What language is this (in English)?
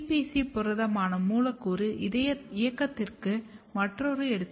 Tamil